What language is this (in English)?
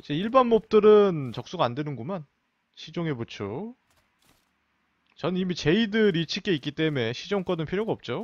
Korean